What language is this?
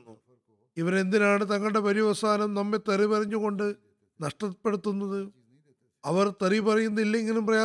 Malayalam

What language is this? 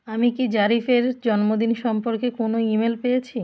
Bangla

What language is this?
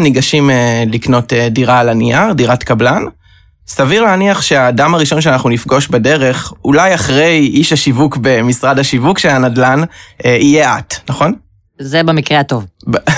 Hebrew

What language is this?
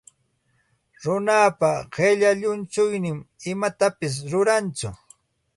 Santa Ana de Tusi Pasco Quechua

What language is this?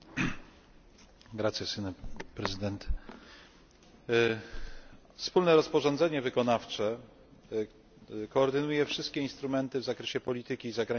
Polish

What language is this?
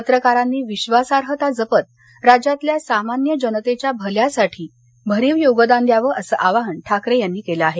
Marathi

